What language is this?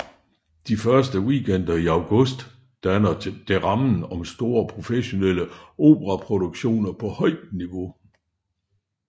Danish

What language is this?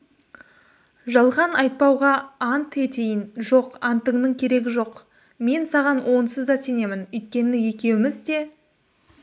Kazakh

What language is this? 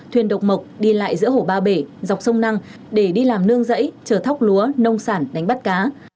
Vietnamese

